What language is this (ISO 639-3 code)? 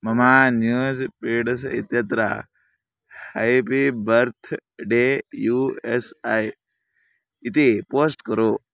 san